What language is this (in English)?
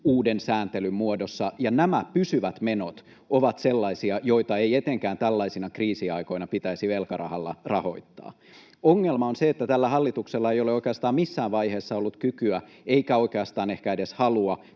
Finnish